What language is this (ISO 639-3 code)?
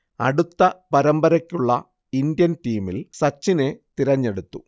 mal